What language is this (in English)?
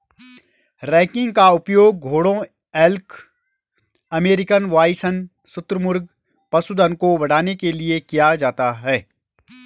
Hindi